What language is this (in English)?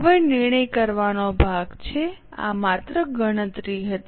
Gujarati